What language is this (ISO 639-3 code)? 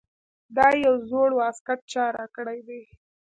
pus